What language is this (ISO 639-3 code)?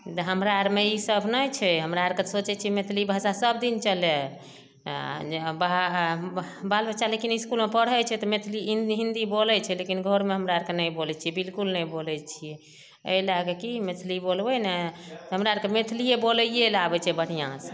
mai